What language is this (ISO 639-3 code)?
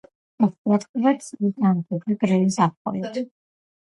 kat